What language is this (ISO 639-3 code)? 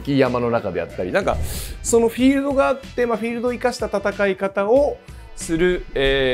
jpn